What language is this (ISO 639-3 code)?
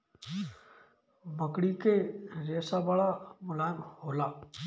bho